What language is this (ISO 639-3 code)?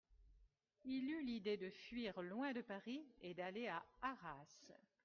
fra